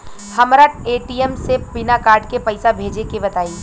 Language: Bhojpuri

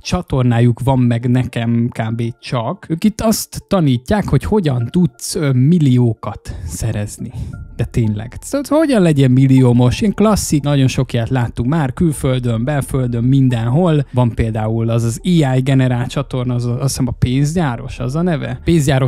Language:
Hungarian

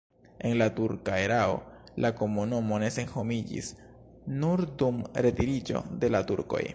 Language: Esperanto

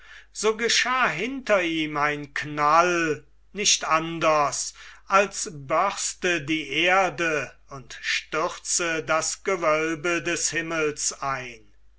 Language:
German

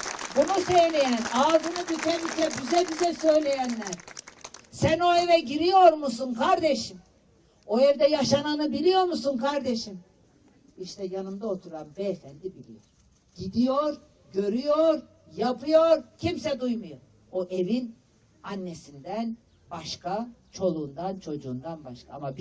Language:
Turkish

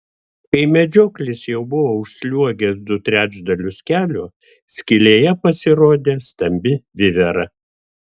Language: Lithuanian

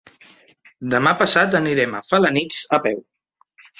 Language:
Catalan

